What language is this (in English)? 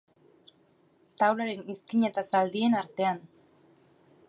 Basque